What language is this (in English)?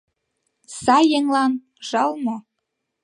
Mari